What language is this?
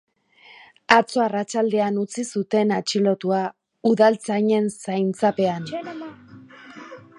Basque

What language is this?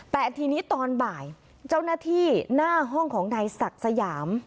Thai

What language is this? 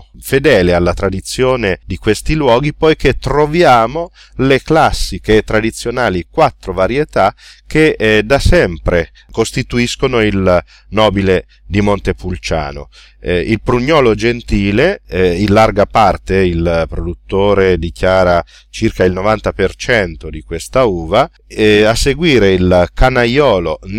Italian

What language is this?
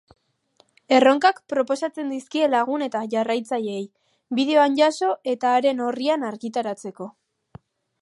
Basque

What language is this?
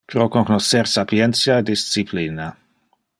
Interlingua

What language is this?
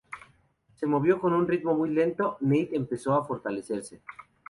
Spanish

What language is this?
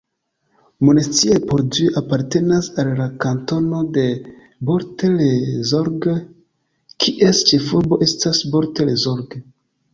Esperanto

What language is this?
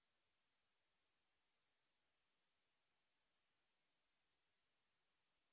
Bangla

